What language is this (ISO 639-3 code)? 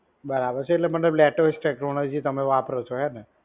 guj